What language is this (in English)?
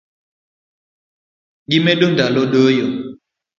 Luo (Kenya and Tanzania)